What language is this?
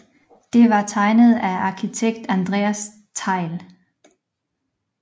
Danish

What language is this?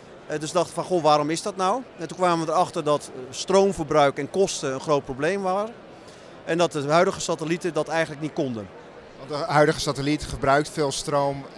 Dutch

